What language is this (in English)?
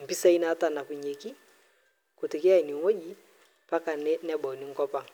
Masai